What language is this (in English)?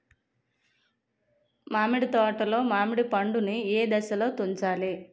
Telugu